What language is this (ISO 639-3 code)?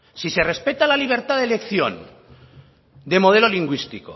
spa